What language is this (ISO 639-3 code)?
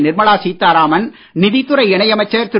tam